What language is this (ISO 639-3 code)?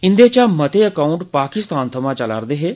doi